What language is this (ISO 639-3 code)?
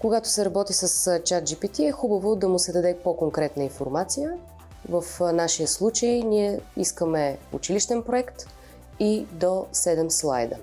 bul